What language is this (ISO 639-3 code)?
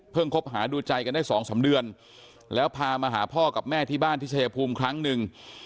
tha